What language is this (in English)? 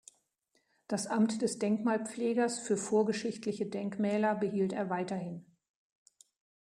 German